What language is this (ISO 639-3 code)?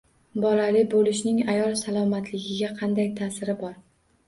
uzb